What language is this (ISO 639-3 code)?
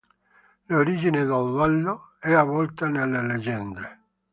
ita